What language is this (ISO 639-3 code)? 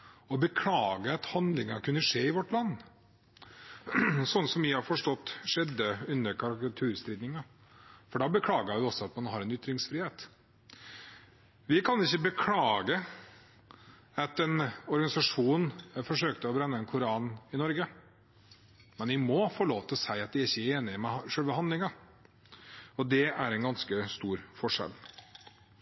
nob